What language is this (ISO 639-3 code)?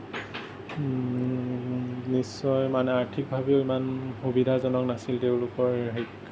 asm